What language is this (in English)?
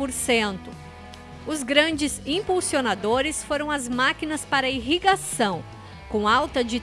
Portuguese